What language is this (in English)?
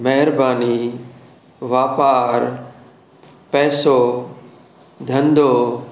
Sindhi